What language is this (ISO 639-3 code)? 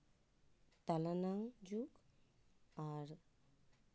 sat